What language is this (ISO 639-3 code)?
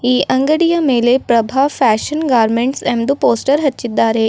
kan